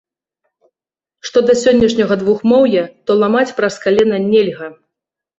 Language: Belarusian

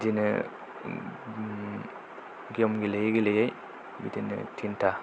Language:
Bodo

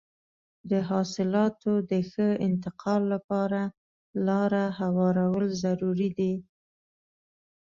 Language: Pashto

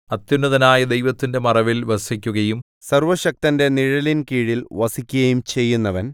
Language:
Malayalam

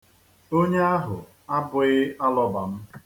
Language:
Igbo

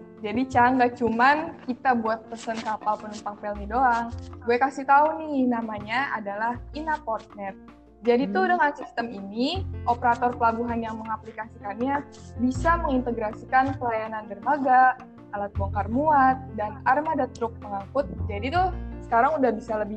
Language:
Indonesian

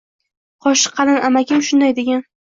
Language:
Uzbek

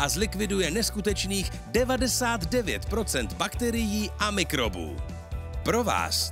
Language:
Czech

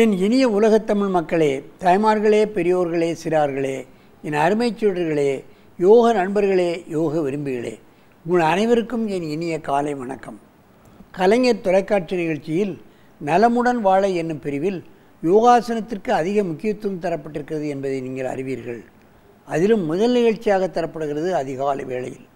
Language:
Tamil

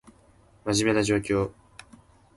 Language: Japanese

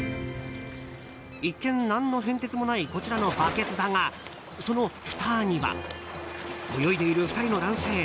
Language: Japanese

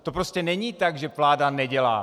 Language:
Czech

